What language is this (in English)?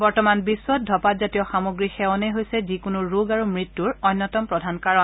Assamese